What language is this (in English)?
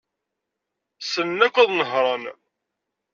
Kabyle